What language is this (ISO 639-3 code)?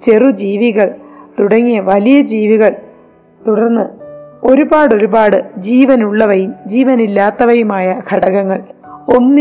mal